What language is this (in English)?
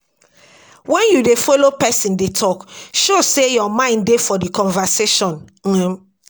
Nigerian Pidgin